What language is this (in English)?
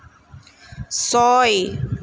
Assamese